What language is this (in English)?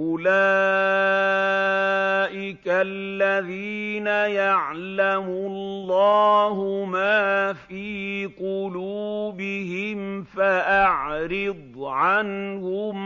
Arabic